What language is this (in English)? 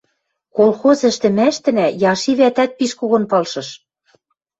Western Mari